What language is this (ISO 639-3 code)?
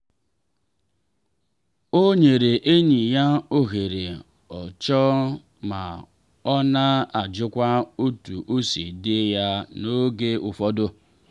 ibo